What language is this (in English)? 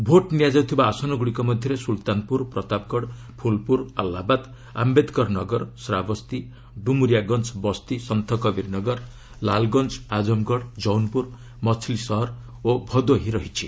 Odia